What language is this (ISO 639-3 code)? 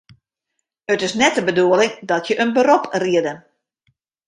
fry